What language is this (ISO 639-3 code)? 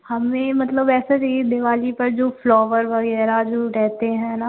hin